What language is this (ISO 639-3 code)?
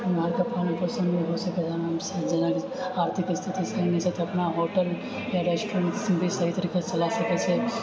mai